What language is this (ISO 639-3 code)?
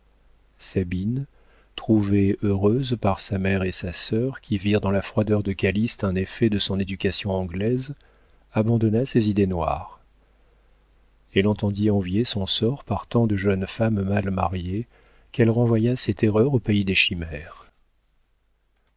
fra